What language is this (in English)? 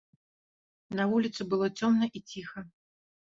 Belarusian